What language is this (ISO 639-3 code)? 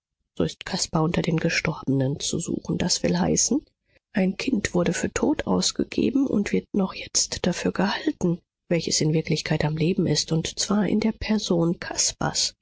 deu